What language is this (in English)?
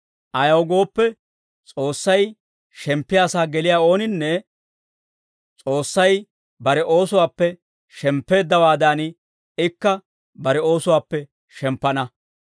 Dawro